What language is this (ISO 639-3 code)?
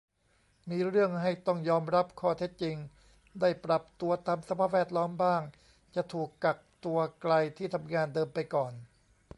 tha